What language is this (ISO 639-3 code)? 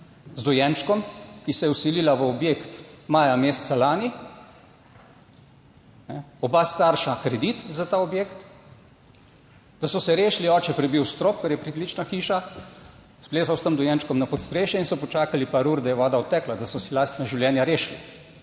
slv